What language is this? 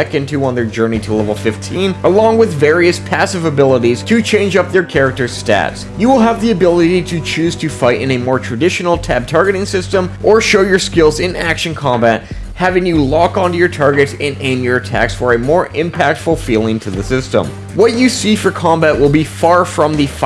English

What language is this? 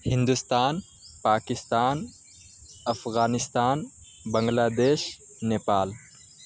Urdu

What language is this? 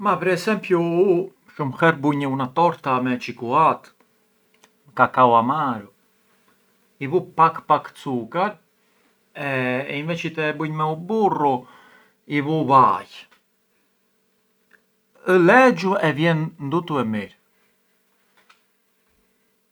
Arbëreshë Albanian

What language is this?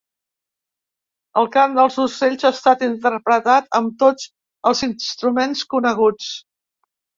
Catalan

